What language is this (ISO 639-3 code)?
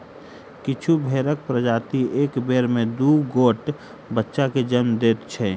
mai